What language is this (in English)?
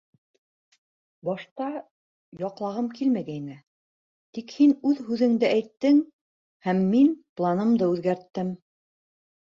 Bashkir